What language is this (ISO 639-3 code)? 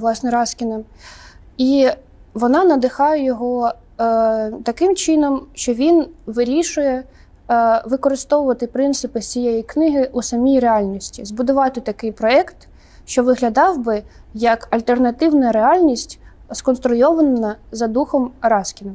ukr